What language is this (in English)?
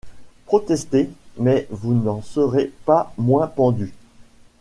French